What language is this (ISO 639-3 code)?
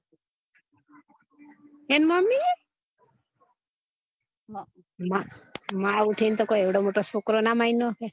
guj